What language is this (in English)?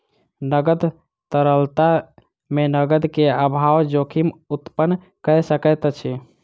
Maithili